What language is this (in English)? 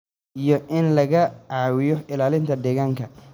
Somali